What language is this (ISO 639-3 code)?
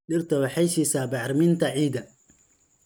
som